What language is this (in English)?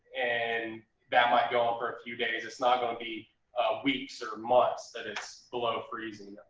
English